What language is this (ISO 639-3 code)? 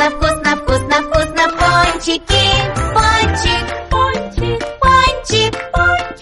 rus